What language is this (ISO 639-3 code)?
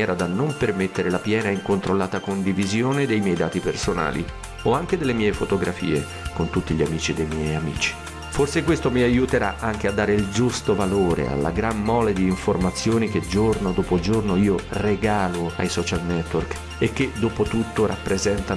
ita